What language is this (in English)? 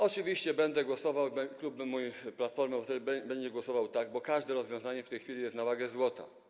Polish